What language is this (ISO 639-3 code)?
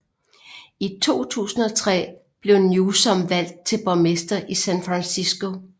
dan